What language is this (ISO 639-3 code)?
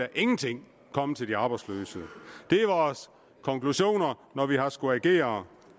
dan